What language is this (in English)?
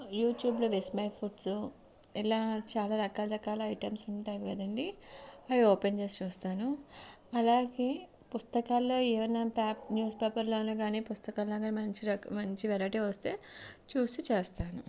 Telugu